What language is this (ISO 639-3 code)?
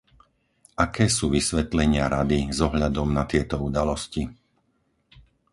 slk